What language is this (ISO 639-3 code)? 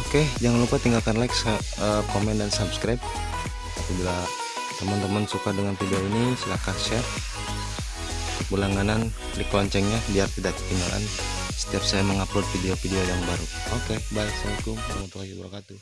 ind